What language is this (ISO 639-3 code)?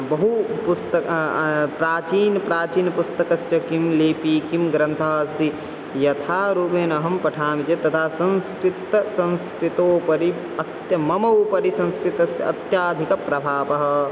san